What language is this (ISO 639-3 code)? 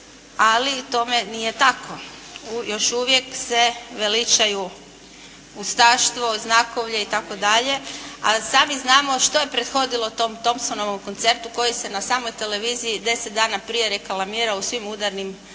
hrv